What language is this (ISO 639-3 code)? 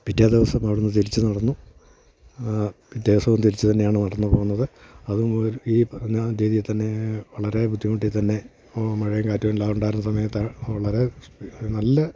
mal